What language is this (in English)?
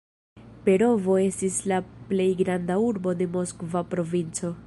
Esperanto